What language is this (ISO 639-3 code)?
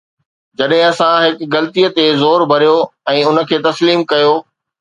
snd